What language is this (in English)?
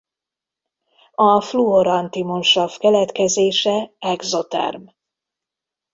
Hungarian